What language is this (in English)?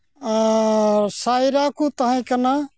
Santali